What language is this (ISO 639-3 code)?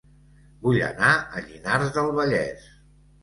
cat